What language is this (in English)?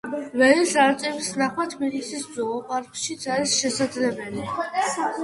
Georgian